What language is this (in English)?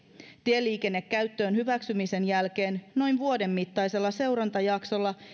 Finnish